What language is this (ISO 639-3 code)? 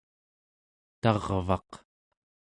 esu